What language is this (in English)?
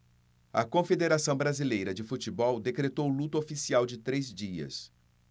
Portuguese